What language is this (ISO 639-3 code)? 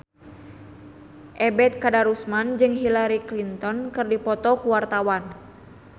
sun